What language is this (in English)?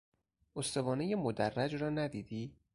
Persian